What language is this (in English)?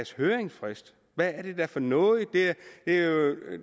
Danish